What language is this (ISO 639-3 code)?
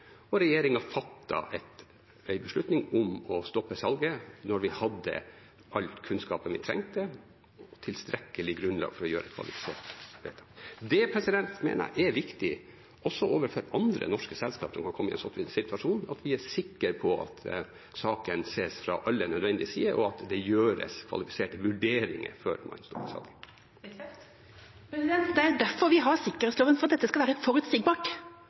nor